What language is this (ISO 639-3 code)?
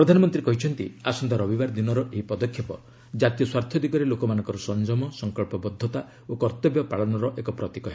ori